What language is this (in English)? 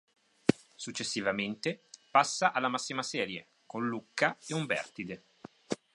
Italian